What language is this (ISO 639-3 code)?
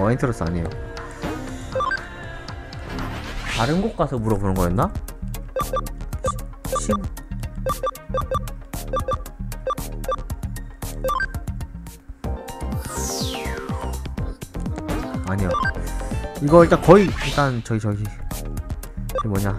kor